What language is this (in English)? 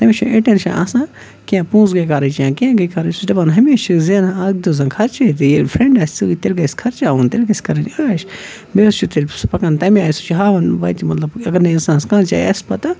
Kashmiri